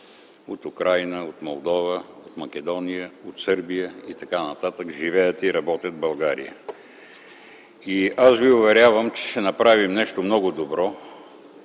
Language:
Bulgarian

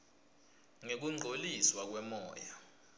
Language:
Swati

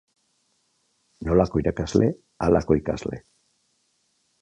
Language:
Basque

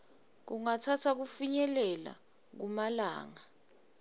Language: Swati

